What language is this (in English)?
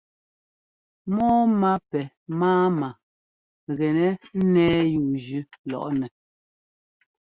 Ngomba